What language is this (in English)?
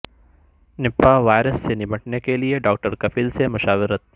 Urdu